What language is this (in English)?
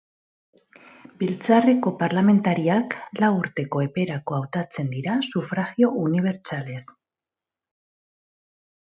Basque